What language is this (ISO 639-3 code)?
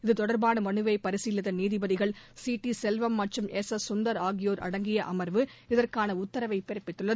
tam